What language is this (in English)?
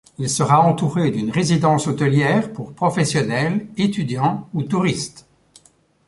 French